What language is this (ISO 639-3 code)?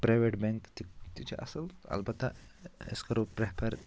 kas